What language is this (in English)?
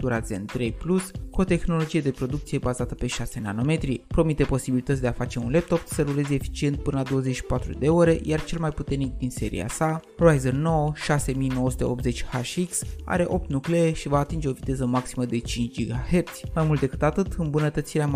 Romanian